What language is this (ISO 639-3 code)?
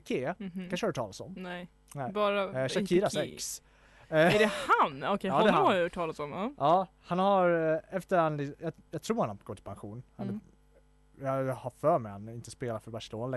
swe